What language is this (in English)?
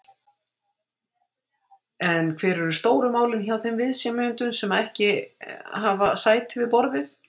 Icelandic